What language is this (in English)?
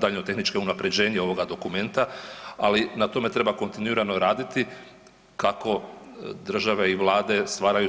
Croatian